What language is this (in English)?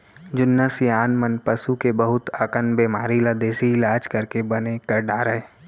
Chhattisgarhi